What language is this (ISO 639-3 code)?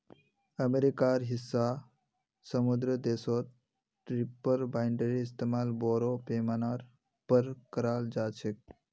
mag